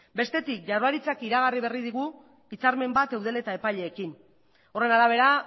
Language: Basque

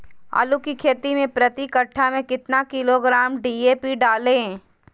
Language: Magahi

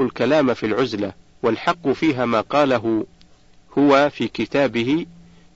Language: Arabic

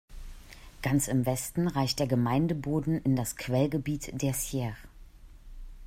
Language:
German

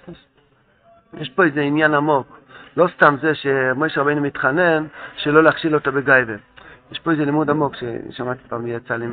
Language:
Hebrew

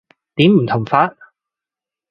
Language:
Cantonese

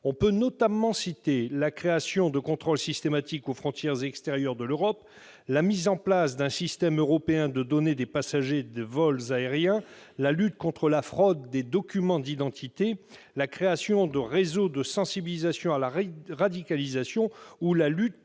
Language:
French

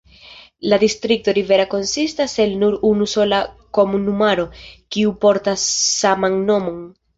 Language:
Esperanto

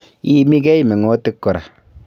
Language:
Kalenjin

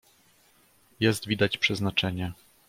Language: Polish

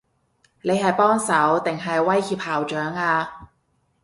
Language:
Cantonese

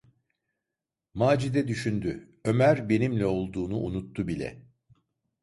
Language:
Turkish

